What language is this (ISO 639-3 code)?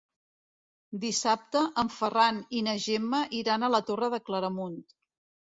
cat